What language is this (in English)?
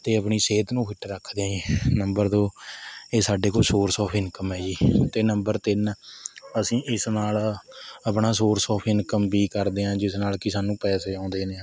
Punjabi